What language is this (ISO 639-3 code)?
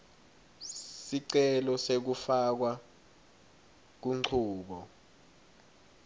ssw